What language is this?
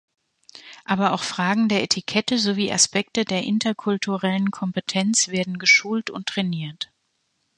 German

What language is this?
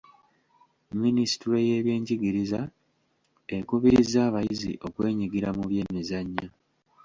Ganda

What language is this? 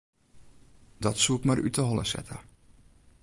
Western Frisian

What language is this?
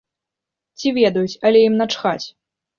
Belarusian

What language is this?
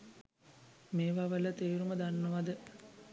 Sinhala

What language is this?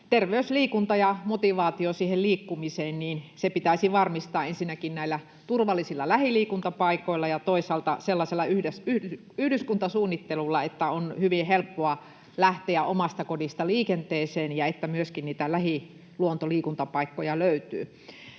Finnish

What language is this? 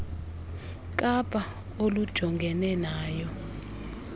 Xhosa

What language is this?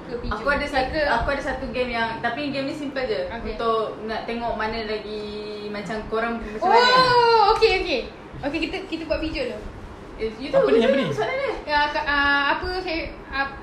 Malay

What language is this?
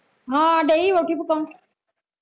Punjabi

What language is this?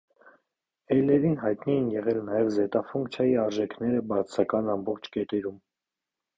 Armenian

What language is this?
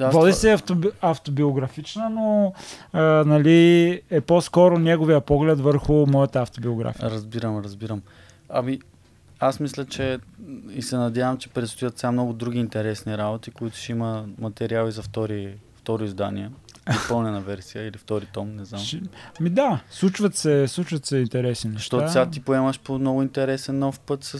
Bulgarian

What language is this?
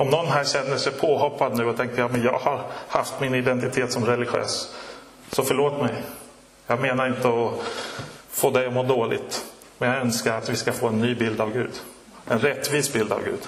Swedish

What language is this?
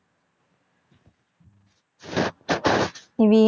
Tamil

